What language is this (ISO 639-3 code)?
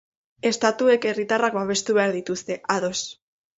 eus